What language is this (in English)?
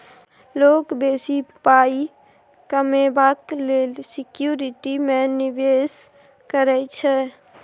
Maithili